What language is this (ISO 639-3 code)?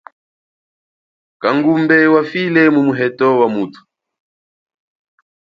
cjk